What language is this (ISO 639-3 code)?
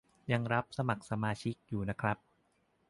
tha